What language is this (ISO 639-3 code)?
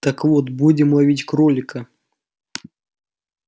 rus